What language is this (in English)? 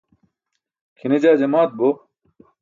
Burushaski